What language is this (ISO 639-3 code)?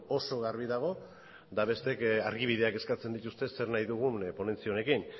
eus